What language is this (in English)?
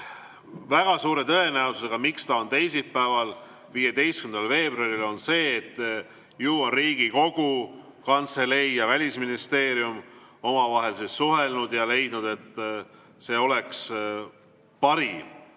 Estonian